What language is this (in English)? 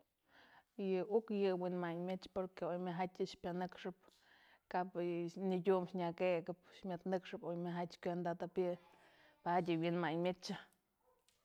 Mazatlán Mixe